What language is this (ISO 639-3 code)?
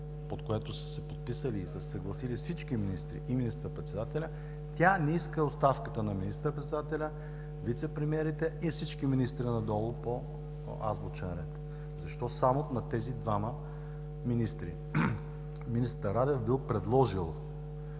bul